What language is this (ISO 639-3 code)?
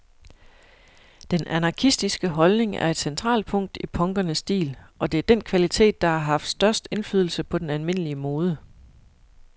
dan